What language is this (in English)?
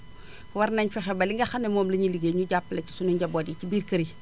Wolof